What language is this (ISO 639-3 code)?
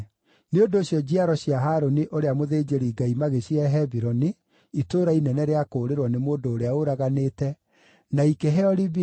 kik